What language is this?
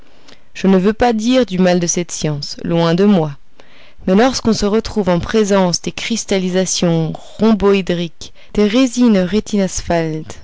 French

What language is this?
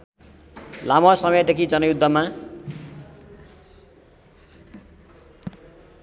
Nepali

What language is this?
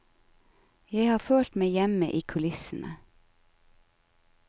Norwegian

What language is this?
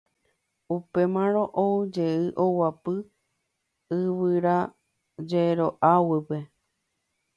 Guarani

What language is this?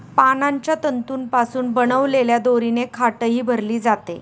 Marathi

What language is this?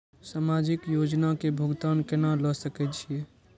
Maithili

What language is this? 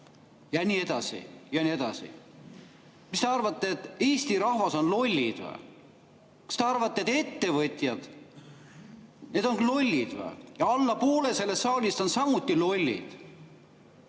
Estonian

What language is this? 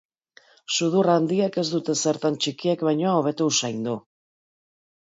Basque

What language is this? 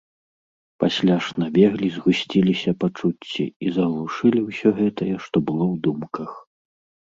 Belarusian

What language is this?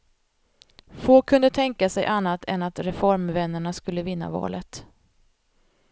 Swedish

